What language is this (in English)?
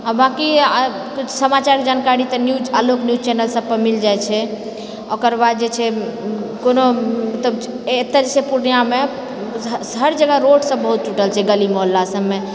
Maithili